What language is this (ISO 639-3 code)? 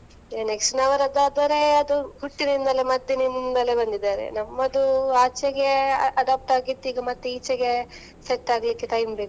kan